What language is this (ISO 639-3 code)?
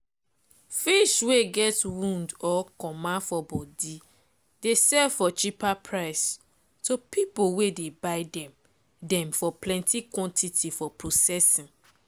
pcm